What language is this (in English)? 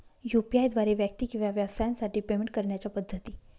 Marathi